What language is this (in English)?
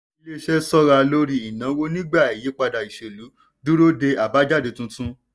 Yoruba